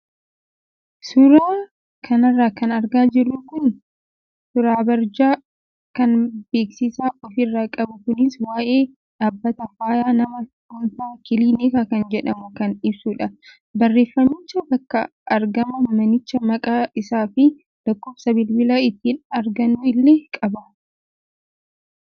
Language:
Oromo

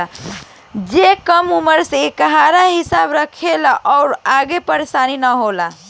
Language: Bhojpuri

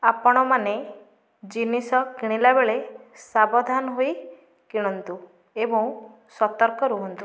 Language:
Odia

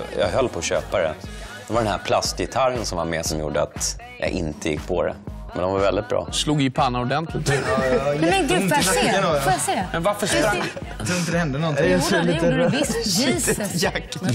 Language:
Swedish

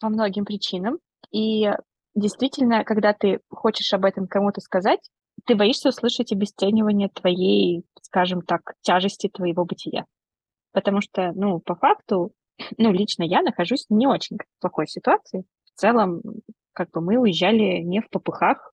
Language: Russian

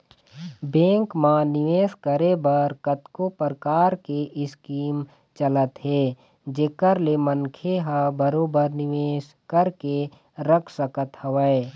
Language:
Chhattisgarhi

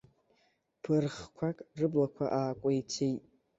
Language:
Abkhazian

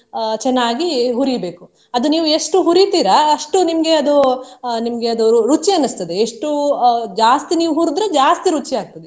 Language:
Kannada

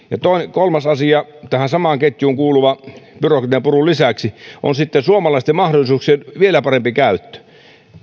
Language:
Finnish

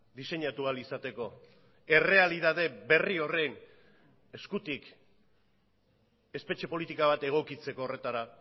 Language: Basque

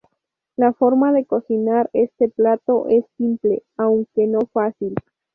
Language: Spanish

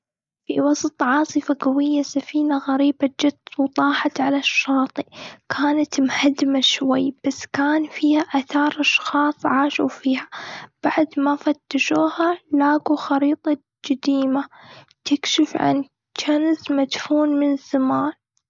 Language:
Gulf Arabic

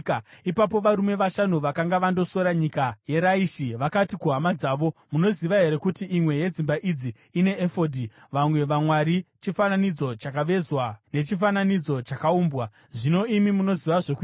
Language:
Shona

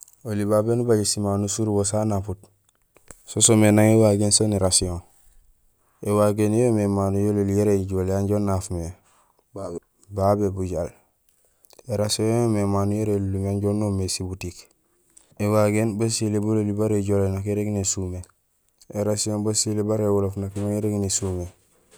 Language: Gusilay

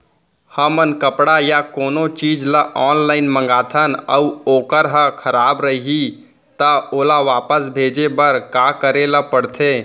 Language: Chhattisgarhi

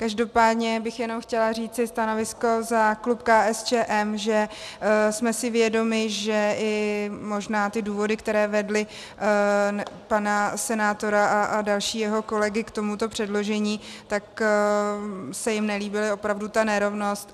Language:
Czech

